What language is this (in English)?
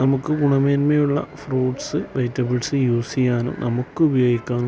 Malayalam